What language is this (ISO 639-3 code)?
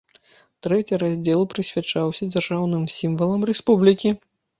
bel